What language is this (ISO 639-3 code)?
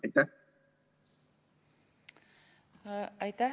est